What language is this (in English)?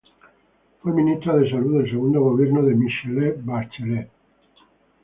Spanish